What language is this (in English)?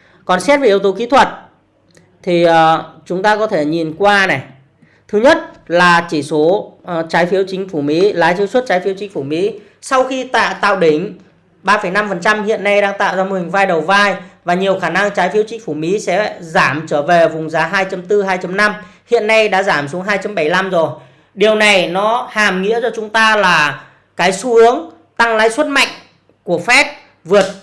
Vietnamese